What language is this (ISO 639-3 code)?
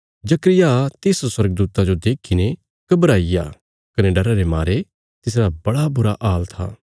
kfs